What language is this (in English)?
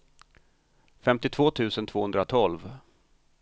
Swedish